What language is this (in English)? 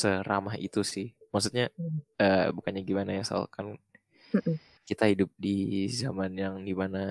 Indonesian